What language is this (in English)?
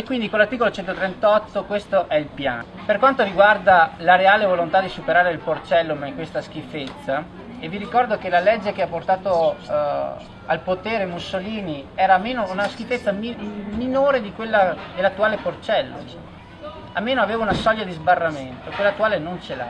Italian